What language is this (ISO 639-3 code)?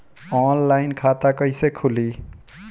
bho